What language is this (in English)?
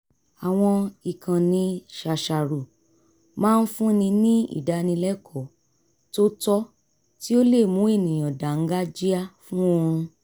Yoruba